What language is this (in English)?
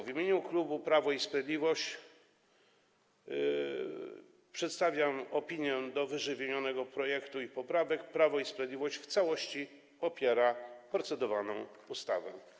Polish